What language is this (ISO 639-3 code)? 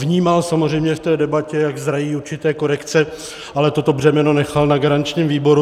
ces